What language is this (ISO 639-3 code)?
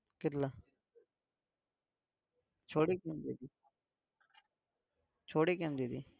guj